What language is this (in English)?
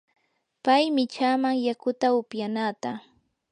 Yanahuanca Pasco Quechua